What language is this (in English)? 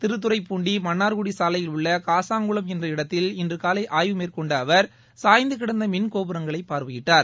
Tamil